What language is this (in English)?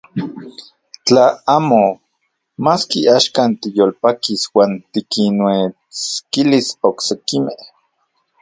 Central Puebla Nahuatl